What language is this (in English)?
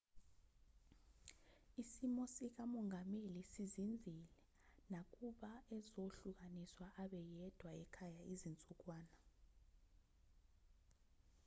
Zulu